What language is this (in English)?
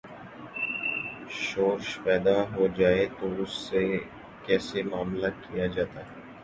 Urdu